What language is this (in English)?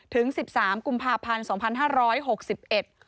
Thai